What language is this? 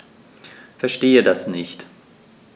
German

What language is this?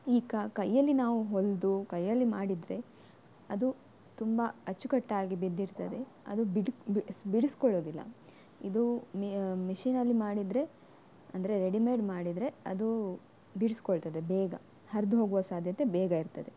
Kannada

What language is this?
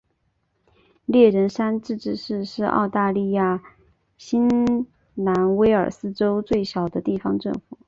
Chinese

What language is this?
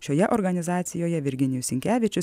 Lithuanian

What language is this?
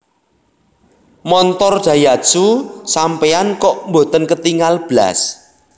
Javanese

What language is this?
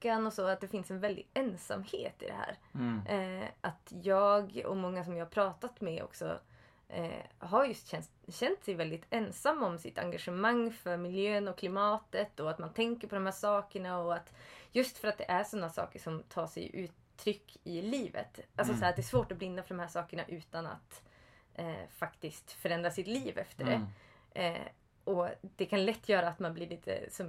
Swedish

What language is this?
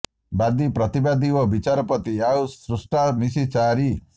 Odia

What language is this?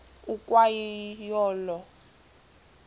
Xhosa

